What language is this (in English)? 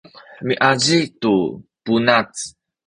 Sakizaya